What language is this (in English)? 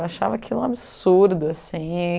Portuguese